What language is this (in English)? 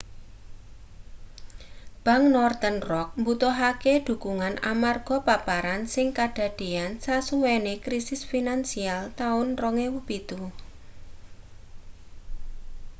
Javanese